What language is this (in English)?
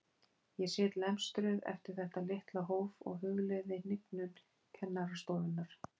Icelandic